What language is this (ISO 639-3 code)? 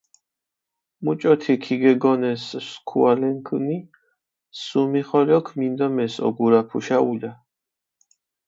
xmf